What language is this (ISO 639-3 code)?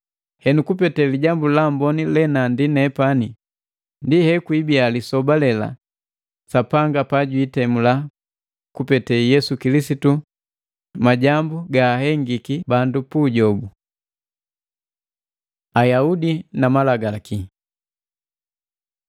mgv